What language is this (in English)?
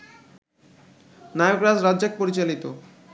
Bangla